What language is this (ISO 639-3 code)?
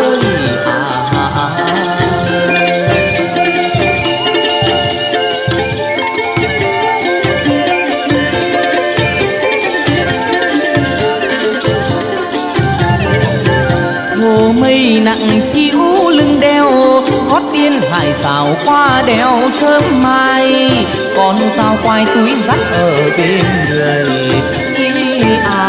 vie